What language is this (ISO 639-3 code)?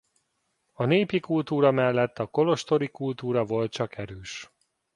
hun